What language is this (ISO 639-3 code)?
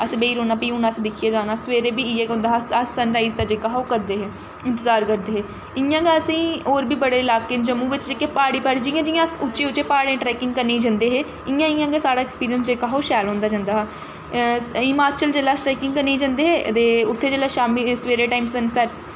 doi